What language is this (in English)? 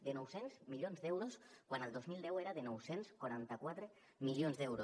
Catalan